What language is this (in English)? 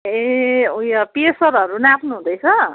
Nepali